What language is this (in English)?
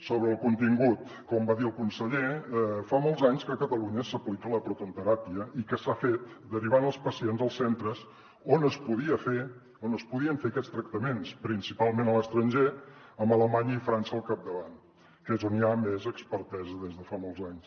Catalan